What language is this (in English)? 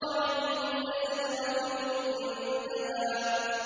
Arabic